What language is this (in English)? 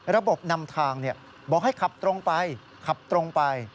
Thai